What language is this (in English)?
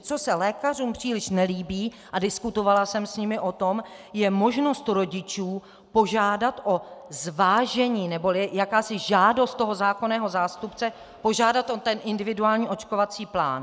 Czech